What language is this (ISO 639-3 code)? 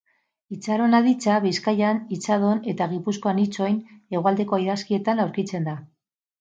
eus